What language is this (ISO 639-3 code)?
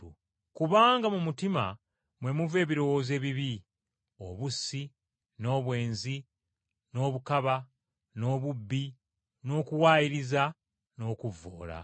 lug